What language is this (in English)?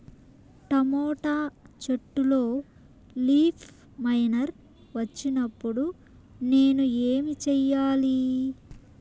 Telugu